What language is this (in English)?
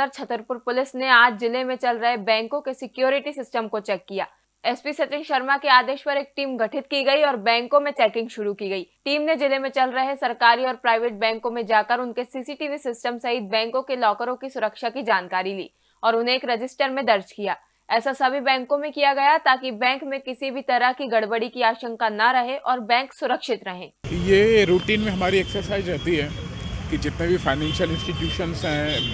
Hindi